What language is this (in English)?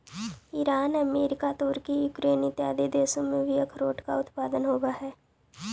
Magahi